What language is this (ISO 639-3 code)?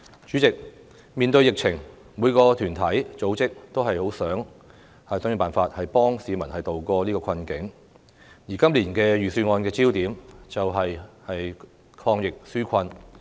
yue